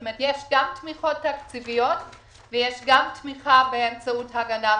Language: Hebrew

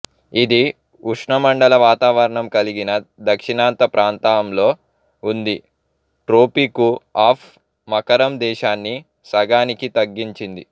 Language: Telugu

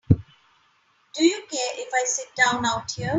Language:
English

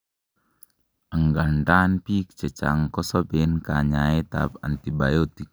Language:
Kalenjin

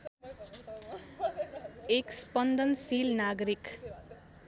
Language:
Nepali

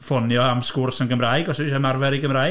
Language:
Welsh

